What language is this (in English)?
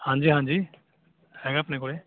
Punjabi